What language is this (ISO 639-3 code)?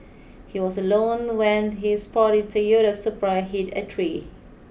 eng